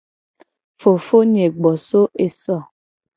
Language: Gen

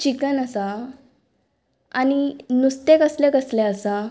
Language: Konkani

